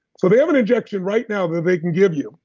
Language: English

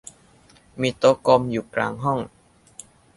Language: Thai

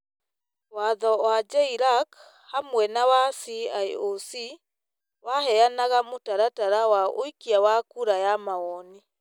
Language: Kikuyu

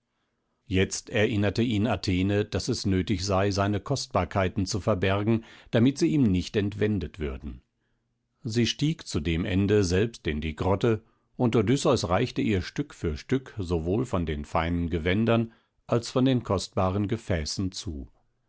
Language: German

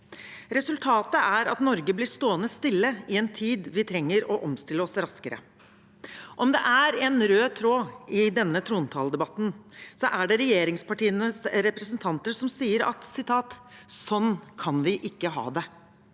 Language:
Norwegian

